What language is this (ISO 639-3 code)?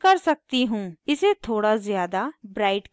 hin